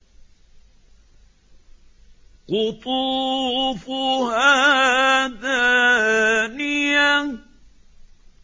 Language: Arabic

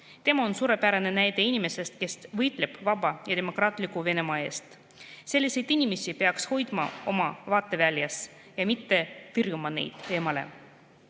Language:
Estonian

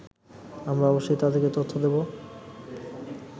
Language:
Bangla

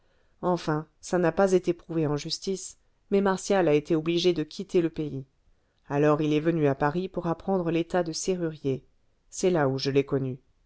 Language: French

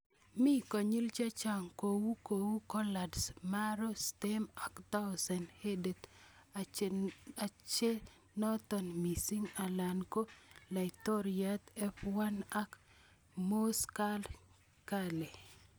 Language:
Kalenjin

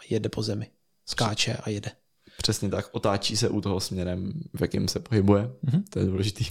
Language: Czech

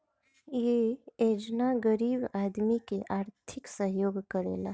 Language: Bhojpuri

